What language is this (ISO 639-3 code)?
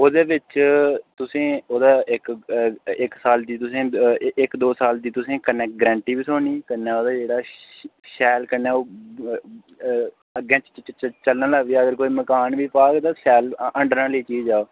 doi